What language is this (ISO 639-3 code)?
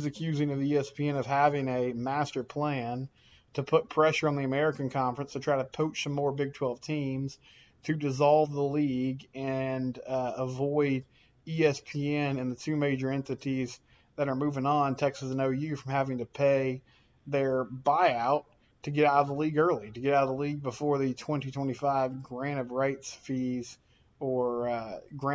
eng